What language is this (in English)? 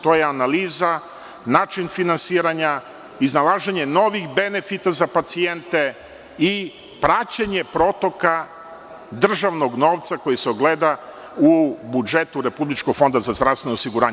Serbian